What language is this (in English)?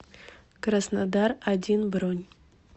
Russian